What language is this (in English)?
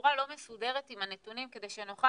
Hebrew